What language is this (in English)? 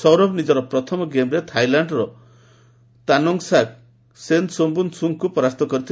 Odia